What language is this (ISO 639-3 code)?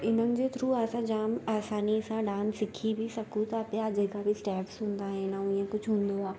snd